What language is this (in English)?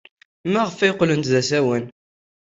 Kabyle